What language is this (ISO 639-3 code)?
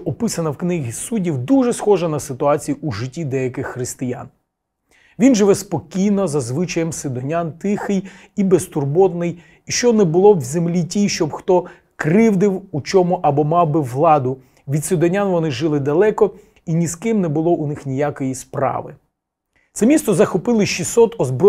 ukr